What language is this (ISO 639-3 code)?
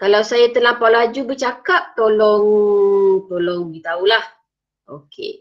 msa